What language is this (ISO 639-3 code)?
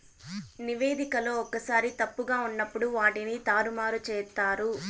tel